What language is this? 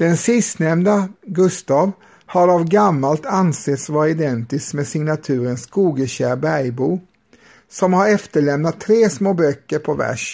Swedish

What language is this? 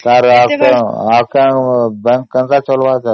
Odia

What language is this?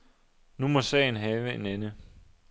Danish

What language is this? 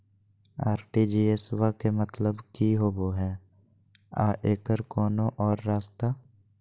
Magahi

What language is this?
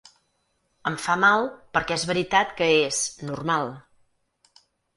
Catalan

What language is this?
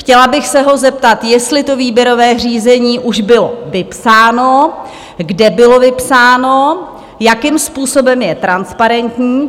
Czech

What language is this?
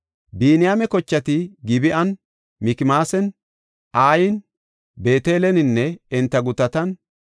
Gofa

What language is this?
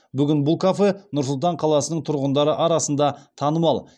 Kazakh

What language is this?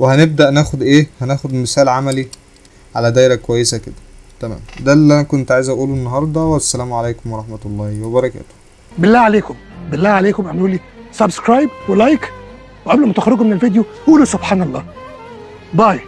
Arabic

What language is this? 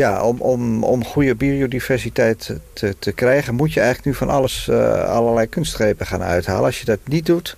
Dutch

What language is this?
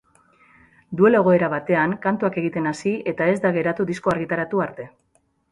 Basque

